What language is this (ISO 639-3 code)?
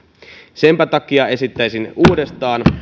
fin